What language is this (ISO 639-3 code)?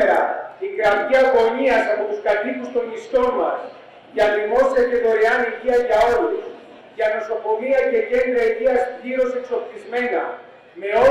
ell